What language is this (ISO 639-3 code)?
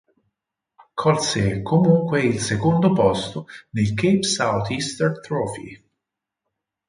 ita